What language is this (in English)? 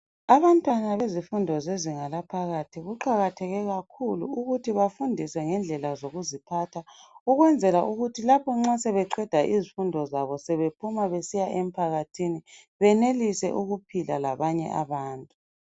North Ndebele